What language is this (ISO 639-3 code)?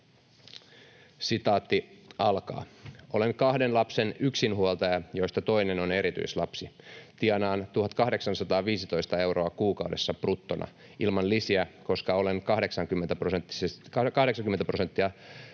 fin